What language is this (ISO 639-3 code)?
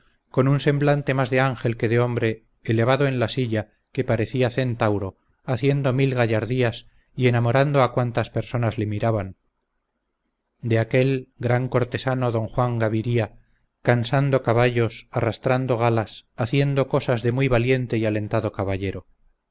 spa